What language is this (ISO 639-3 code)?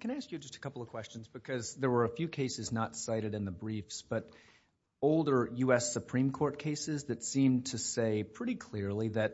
eng